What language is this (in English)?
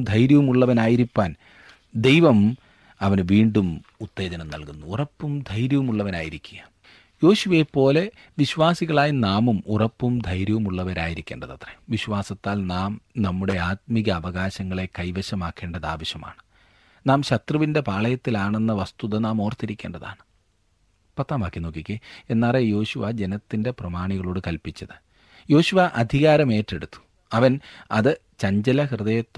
Malayalam